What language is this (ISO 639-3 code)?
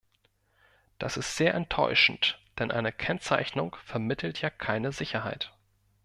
deu